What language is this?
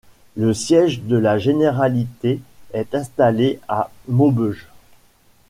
French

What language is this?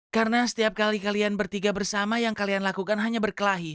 Indonesian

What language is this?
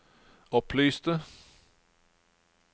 Norwegian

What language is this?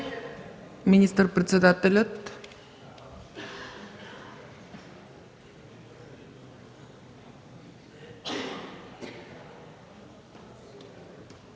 Bulgarian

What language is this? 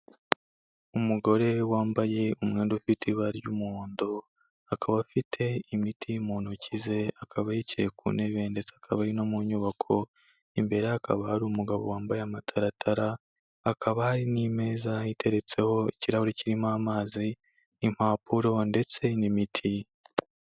Kinyarwanda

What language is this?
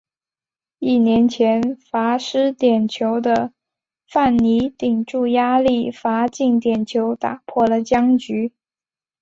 Chinese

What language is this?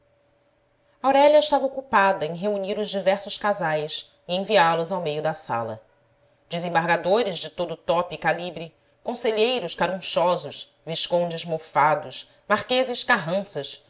Portuguese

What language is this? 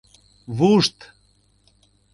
Mari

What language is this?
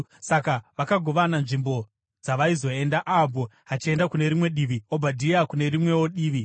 Shona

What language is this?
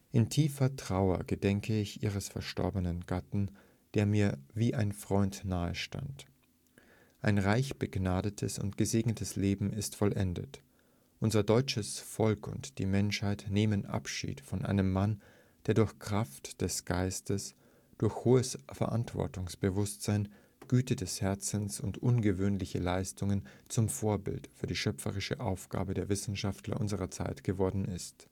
German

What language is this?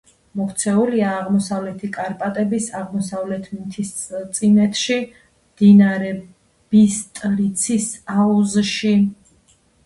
Georgian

